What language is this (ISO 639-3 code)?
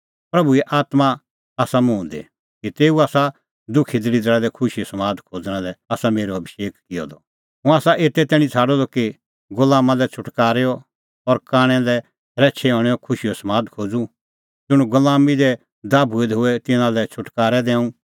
kfx